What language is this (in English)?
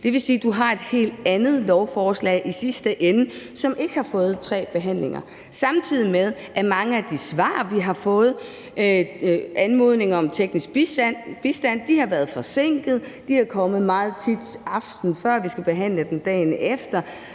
Danish